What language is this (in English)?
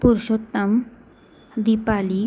Marathi